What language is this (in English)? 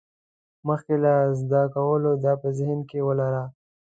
Pashto